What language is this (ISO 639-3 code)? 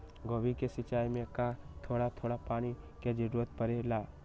mag